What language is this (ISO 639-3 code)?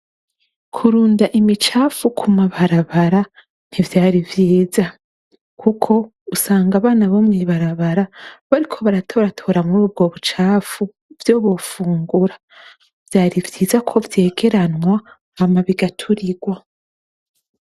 run